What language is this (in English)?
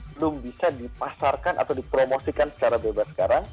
Indonesian